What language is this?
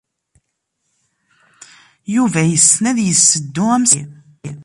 Kabyle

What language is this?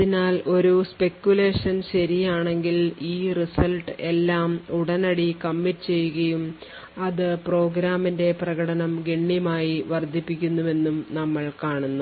Malayalam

